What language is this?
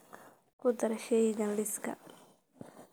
Somali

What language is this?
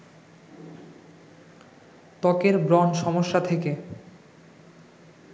Bangla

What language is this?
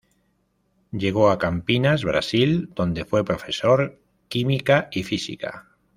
Spanish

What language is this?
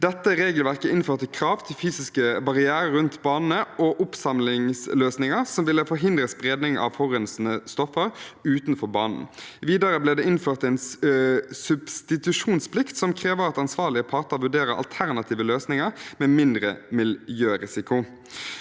Norwegian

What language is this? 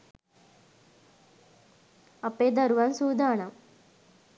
Sinhala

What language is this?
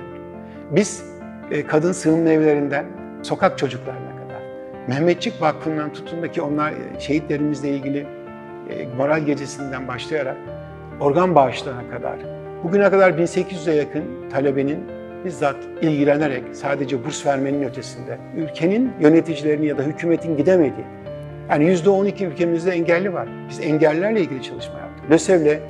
Turkish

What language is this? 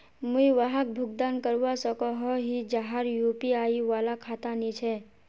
Magahi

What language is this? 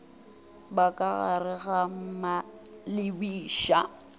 Northern Sotho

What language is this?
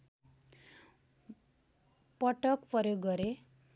Nepali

